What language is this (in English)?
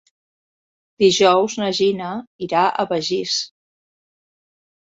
Catalan